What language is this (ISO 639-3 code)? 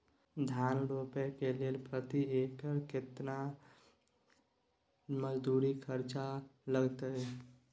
mai